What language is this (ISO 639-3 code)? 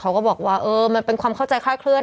tha